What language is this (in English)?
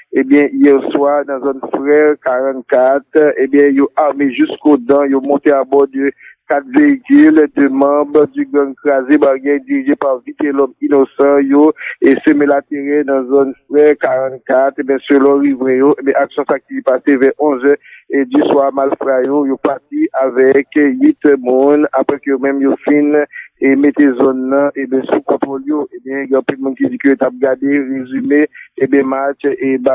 French